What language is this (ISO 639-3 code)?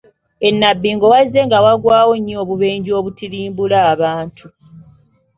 lug